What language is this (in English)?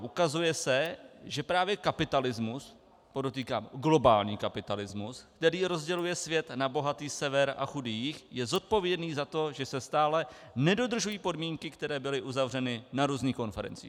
Czech